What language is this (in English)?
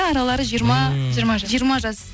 Kazakh